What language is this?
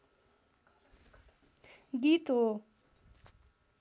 Nepali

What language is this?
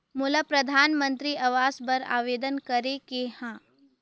Chhattisgarhi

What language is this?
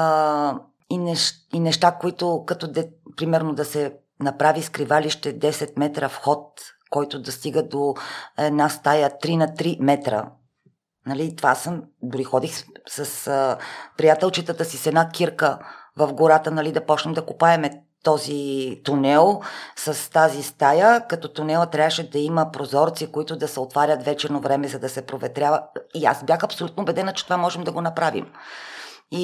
Bulgarian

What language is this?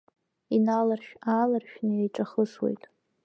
Abkhazian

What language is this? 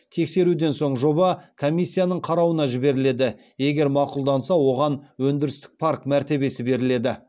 Kazakh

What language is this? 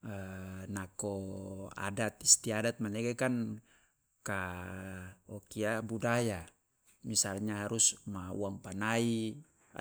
Loloda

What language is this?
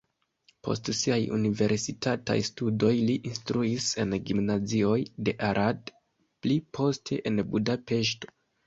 Esperanto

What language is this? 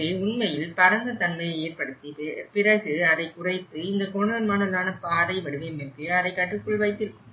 Tamil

